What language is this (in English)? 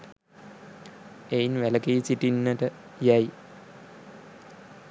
Sinhala